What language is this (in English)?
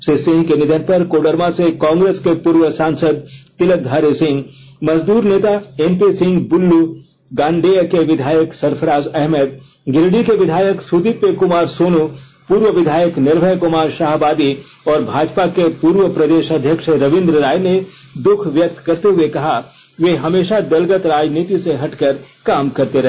Hindi